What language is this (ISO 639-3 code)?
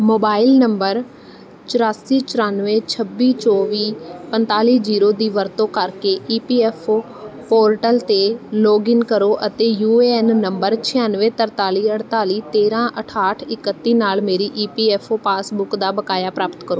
pan